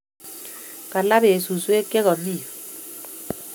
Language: Kalenjin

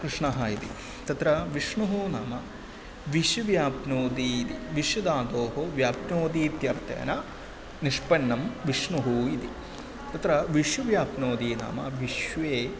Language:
Sanskrit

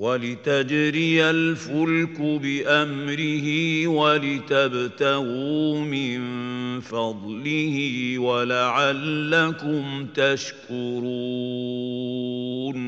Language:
Arabic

